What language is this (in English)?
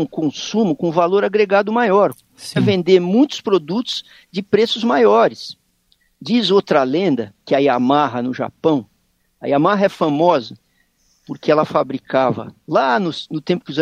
Portuguese